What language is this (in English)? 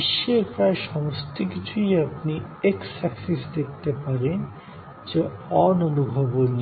Bangla